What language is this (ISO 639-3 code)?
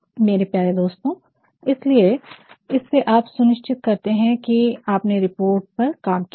hin